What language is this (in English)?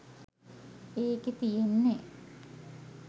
Sinhala